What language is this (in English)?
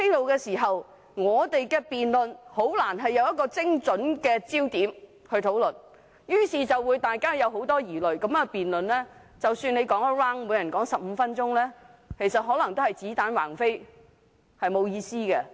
Cantonese